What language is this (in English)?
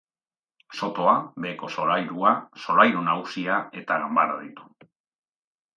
Basque